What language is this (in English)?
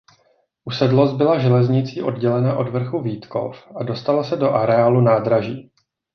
Czech